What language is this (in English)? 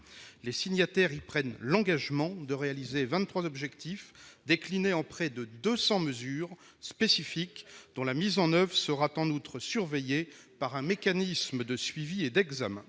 French